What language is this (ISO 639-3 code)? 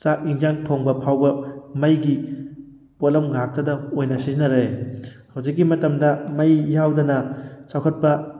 mni